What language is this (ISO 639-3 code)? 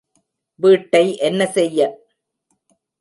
tam